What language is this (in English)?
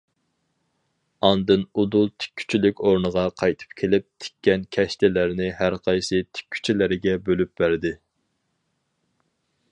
Uyghur